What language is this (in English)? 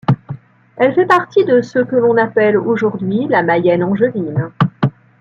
French